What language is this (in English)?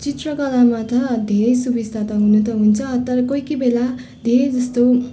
Nepali